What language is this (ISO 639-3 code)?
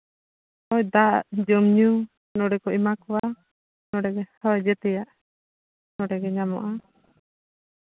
sat